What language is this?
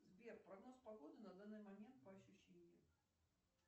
Russian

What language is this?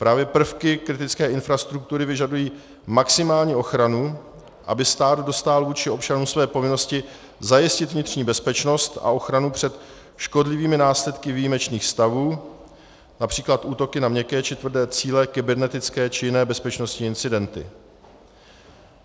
Czech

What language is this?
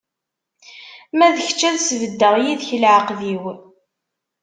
Kabyle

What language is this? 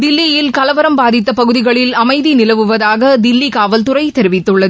Tamil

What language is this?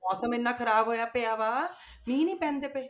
Punjabi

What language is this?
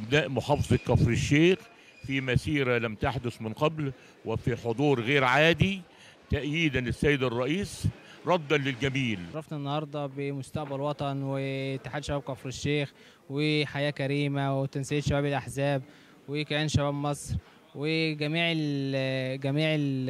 Arabic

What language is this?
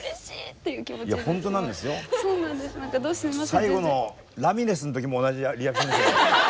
Japanese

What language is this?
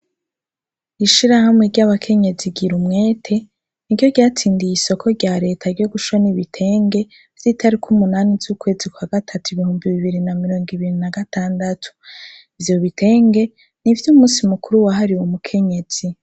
Rundi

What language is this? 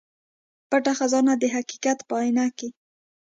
Pashto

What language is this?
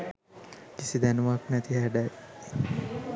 Sinhala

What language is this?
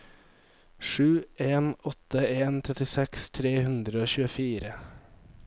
Norwegian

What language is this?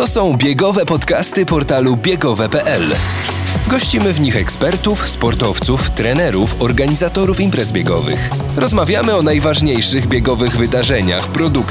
Polish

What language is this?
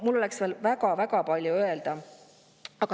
Estonian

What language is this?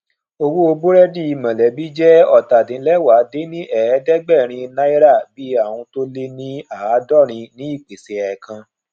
Yoruba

